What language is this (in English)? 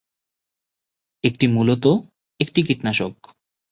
Bangla